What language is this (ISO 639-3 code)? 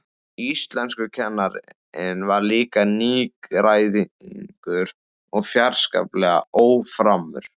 isl